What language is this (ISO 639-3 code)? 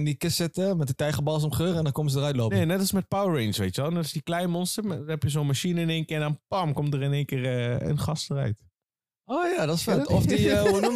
nld